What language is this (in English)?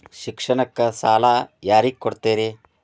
Kannada